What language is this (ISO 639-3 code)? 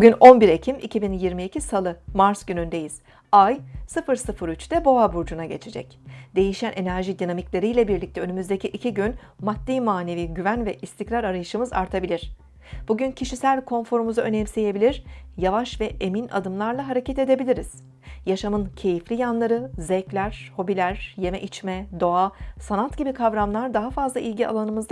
tur